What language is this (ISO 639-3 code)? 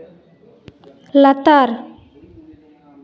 sat